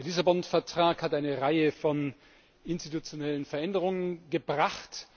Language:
German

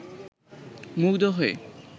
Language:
Bangla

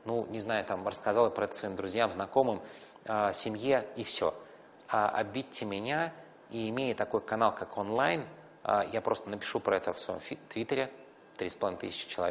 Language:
Russian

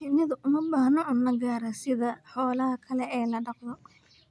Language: Somali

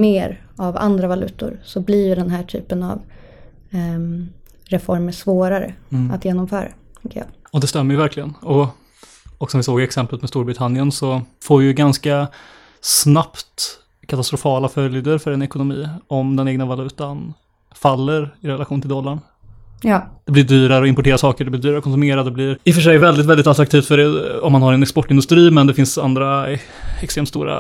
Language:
Swedish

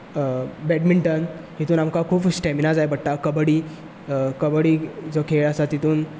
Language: Konkani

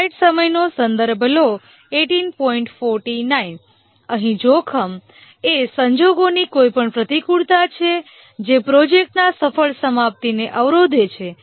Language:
Gujarati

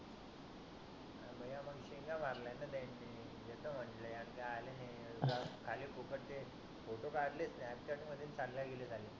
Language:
Marathi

